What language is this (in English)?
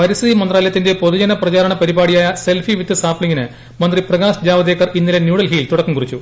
Malayalam